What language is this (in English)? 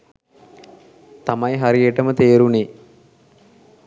Sinhala